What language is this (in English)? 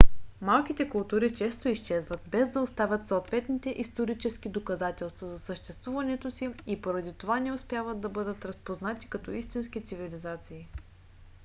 Bulgarian